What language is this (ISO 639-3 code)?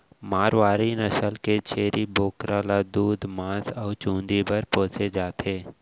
hne